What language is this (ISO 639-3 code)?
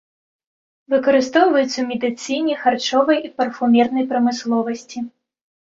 bel